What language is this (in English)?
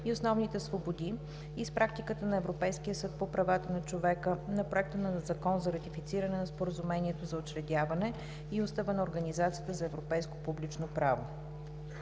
Bulgarian